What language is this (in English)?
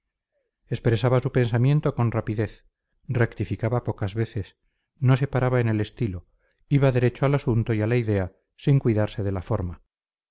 Spanish